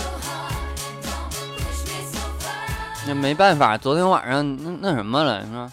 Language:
Chinese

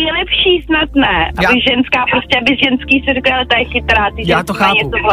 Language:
Czech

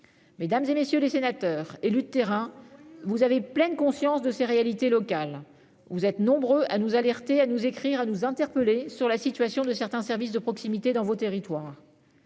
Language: French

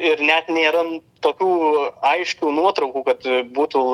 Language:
Lithuanian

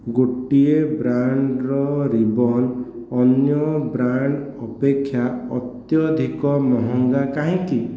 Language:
Odia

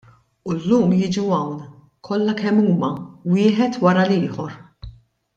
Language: Maltese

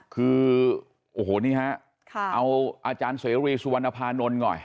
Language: Thai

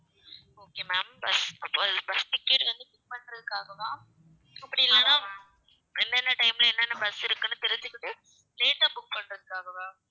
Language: Tamil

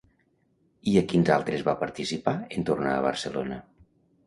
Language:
Catalan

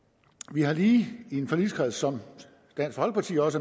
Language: Danish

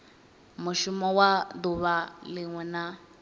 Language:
Venda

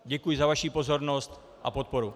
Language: Czech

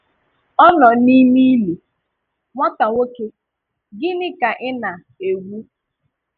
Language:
Igbo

